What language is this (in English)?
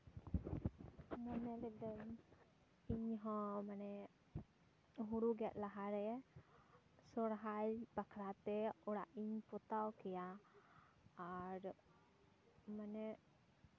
Santali